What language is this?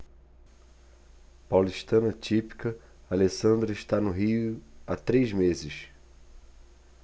Portuguese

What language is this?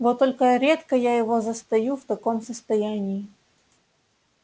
Russian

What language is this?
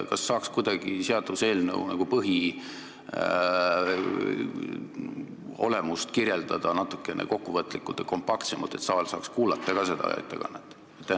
Estonian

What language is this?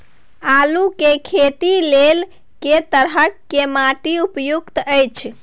Maithili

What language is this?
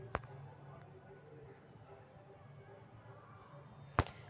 Magahi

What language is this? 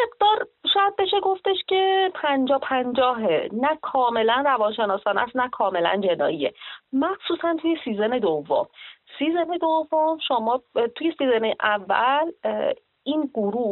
Persian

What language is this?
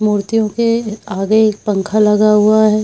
Hindi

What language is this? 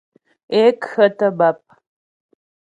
Ghomala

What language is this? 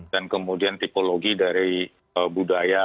Indonesian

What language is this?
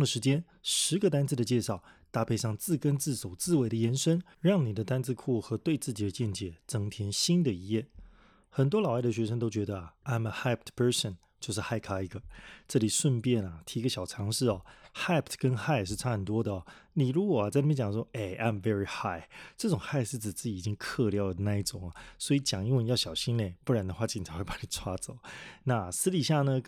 Chinese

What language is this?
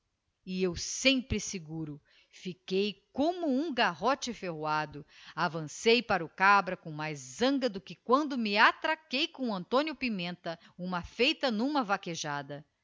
Portuguese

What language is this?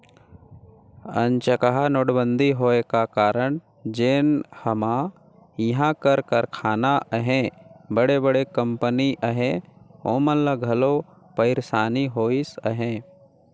Chhattisgarhi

